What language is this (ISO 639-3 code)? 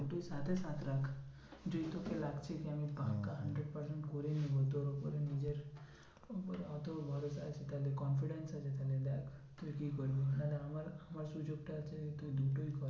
ben